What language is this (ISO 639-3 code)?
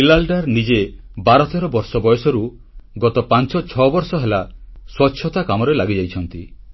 ori